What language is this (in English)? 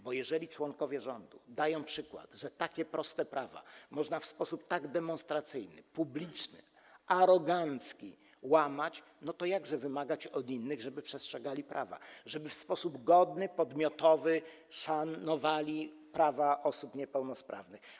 Polish